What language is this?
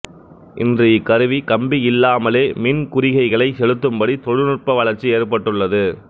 Tamil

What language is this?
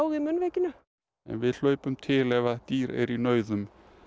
Icelandic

